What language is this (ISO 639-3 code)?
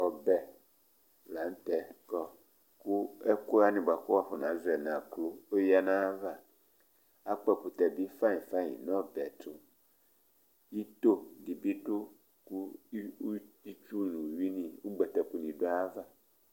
kpo